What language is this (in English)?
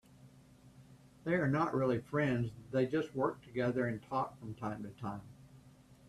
English